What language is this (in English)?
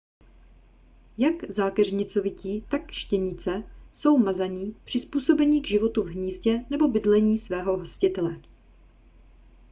Czech